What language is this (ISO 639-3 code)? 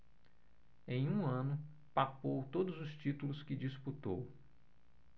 por